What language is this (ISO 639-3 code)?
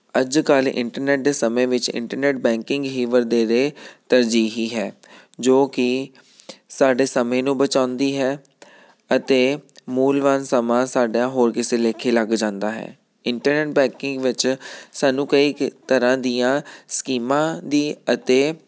pan